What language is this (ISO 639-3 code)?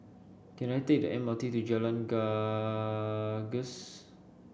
eng